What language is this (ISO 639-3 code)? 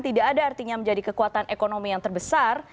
ind